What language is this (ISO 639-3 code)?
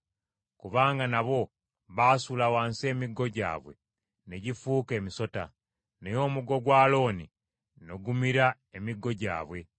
lug